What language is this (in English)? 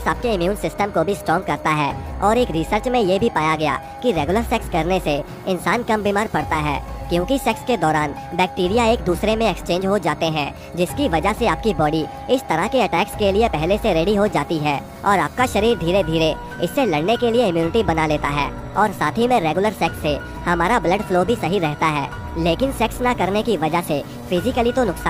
Hindi